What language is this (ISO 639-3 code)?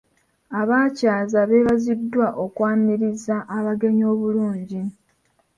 lug